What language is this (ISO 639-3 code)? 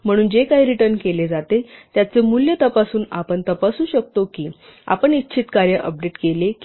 mar